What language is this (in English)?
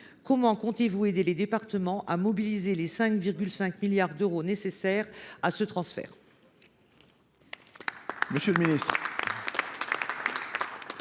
French